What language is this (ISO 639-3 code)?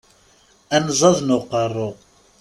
kab